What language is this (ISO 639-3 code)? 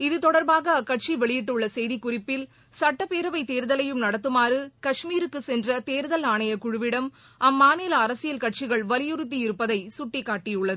tam